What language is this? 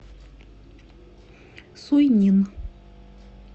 Russian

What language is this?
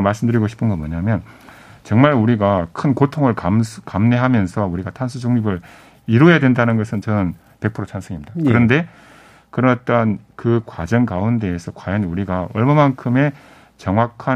Korean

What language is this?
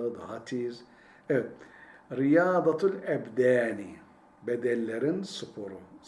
Turkish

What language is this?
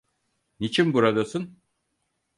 Turkish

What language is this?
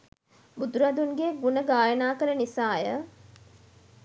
Sinhala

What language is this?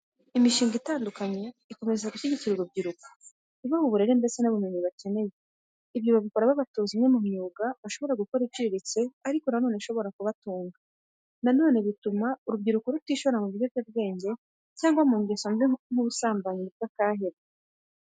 Kinyarwanda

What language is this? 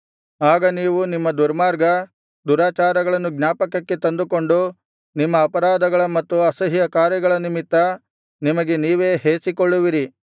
Kannada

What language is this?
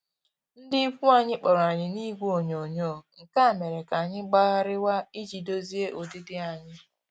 Igbo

